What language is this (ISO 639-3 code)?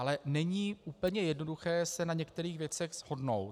ces